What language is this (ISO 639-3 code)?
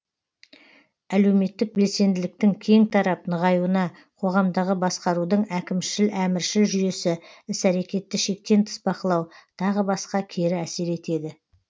kaz